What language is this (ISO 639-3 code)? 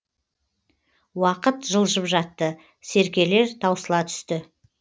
kaz